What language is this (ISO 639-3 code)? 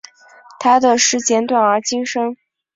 zho